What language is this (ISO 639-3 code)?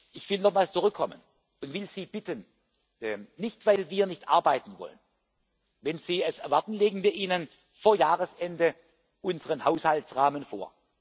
deu